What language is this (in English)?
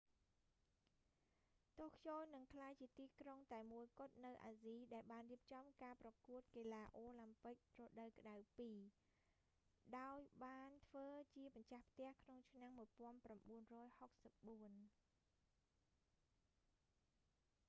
Khmer